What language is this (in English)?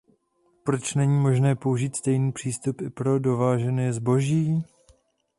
Czech